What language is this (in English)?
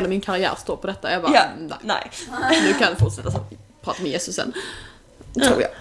Swedish